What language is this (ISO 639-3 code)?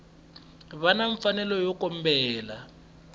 tso